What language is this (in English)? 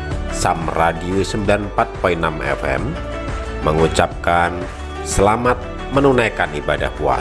Indonesian